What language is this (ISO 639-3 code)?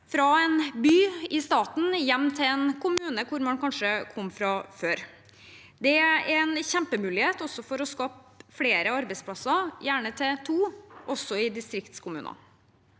nor